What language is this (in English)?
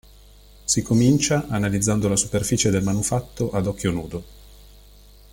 Italian